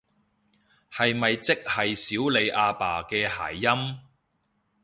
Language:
Cantonese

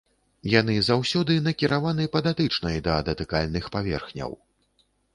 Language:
Belarusian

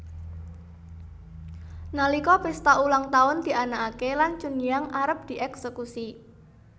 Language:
Javanese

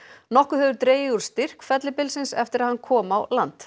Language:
Icelandic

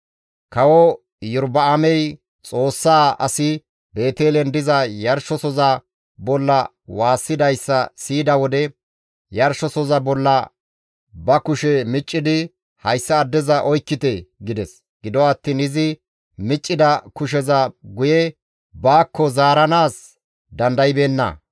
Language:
Gamo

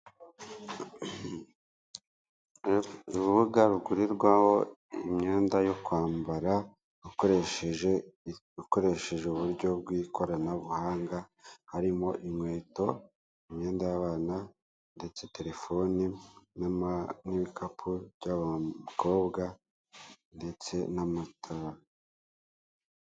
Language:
Kinyarwanda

